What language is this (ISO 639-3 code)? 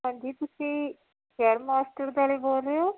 pan